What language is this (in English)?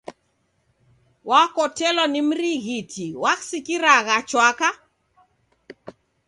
Taita